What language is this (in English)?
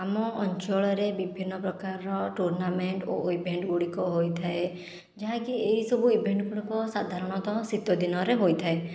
Odia